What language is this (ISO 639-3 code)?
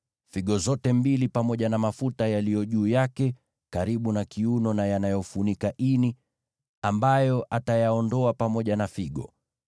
swa